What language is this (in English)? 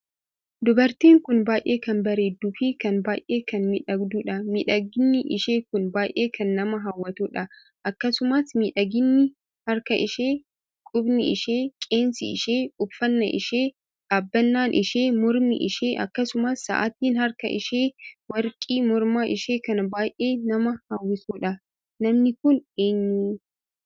Oromo